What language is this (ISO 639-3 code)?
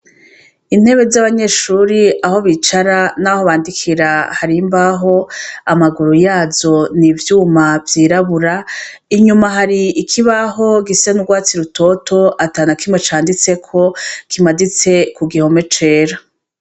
run